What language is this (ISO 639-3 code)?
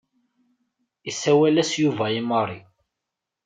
kab